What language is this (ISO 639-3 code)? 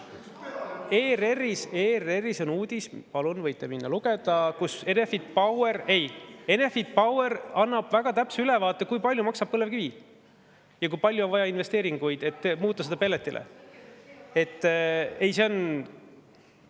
est